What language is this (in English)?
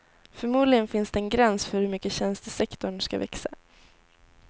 Swedish